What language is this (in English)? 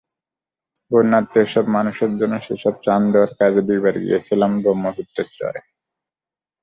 Bangla